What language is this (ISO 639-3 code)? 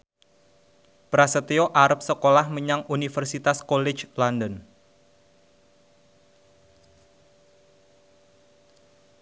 jav